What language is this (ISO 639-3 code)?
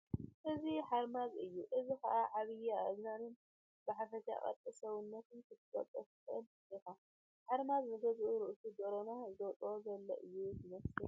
tir